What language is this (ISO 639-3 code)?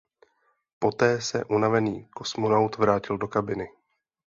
ces